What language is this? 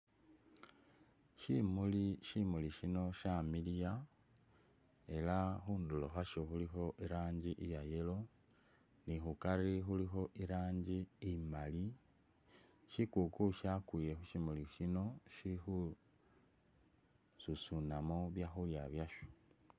Masaaba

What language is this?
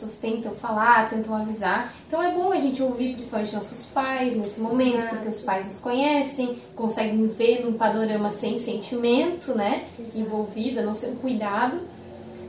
Portuguese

